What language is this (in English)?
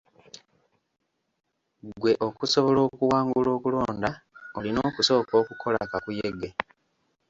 Ganda